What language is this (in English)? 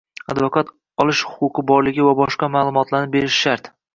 Uzbek